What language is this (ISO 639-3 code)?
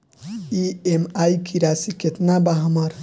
bho